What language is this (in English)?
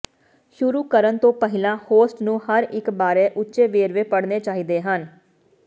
Punjabi